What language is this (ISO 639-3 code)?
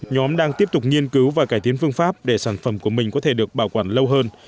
vie